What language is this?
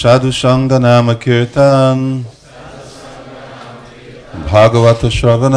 Hungarian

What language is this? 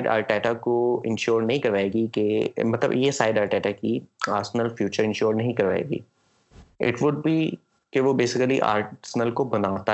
Urdu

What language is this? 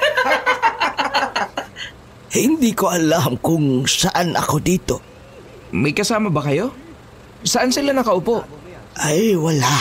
Filipino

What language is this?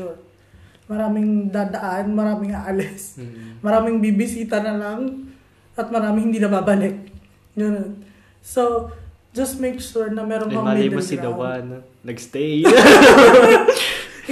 Filipino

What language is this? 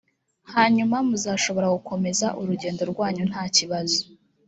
Kinyarwanda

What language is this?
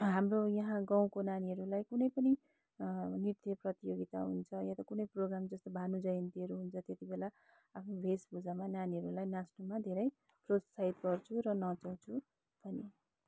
Nepali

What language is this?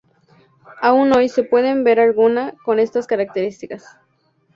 Spanish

